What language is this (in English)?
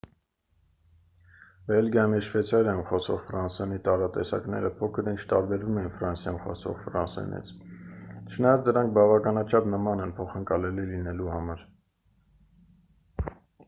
Armenian